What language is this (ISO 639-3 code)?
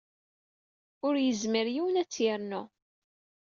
kab